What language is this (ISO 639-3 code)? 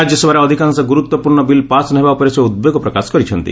ori